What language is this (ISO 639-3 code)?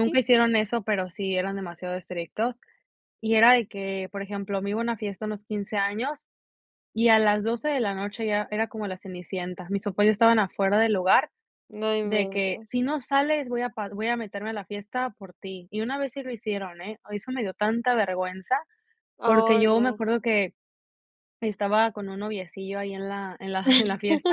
spa